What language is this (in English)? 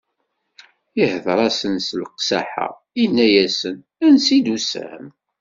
Kabyle